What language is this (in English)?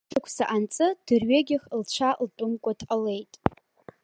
Abkhazian